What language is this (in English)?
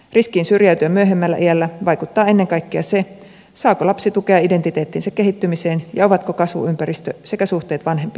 Finnish